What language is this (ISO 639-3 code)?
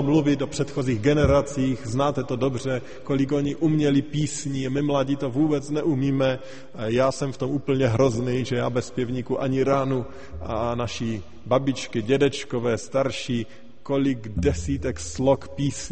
ces